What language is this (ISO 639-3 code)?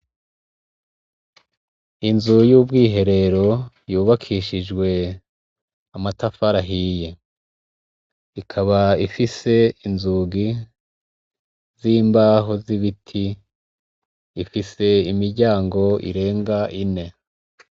run